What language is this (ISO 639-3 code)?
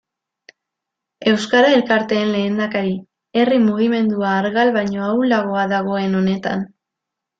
eus